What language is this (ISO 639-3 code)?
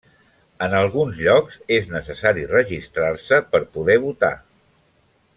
cat